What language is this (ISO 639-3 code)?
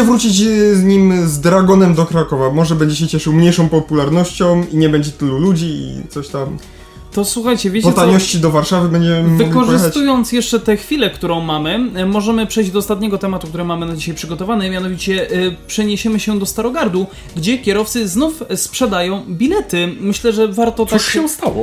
pol